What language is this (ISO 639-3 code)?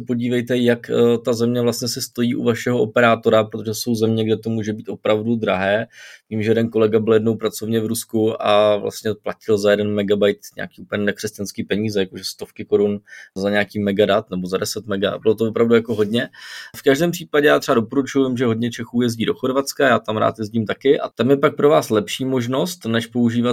ces